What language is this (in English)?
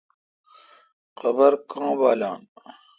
Kalkoti